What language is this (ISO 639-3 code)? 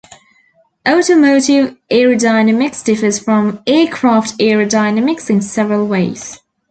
eng